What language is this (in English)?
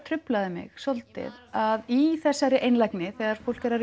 Icelandic